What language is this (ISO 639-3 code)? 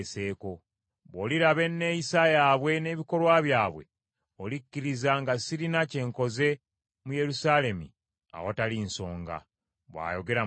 lug